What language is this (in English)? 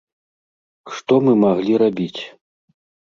Belarusian